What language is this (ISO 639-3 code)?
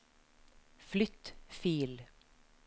nor